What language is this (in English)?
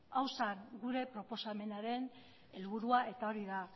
Basque